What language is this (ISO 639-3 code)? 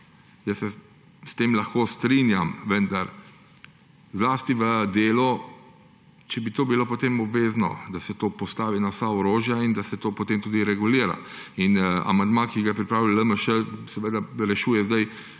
slv